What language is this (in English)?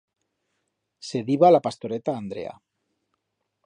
Aragonese